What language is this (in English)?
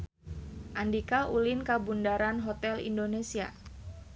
Sundanese